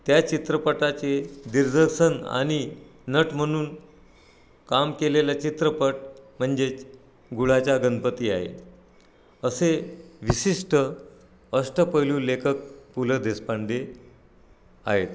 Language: Marathi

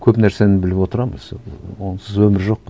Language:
Kazakh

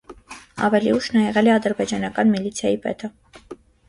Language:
Armenian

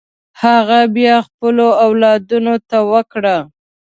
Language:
Pashto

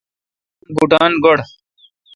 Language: Kalkoti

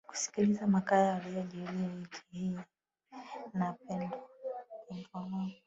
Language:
Swahili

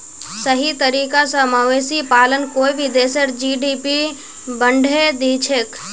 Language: Magahi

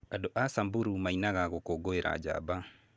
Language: Kikuyu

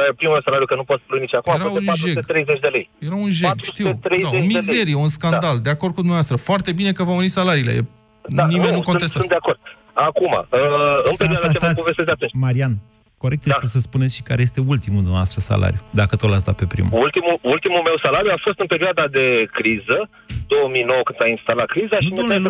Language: Romanian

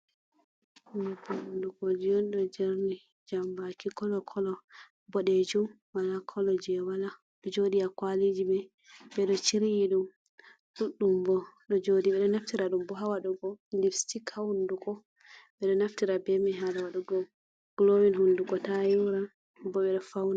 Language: Fula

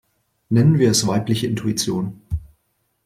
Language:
German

